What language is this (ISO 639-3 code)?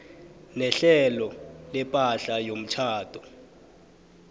nbl